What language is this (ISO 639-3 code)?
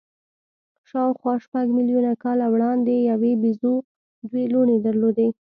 pus